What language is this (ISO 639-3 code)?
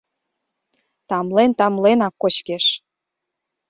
chm